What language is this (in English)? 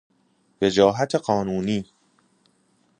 Persian